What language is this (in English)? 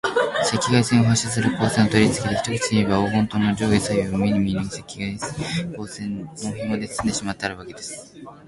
Japanese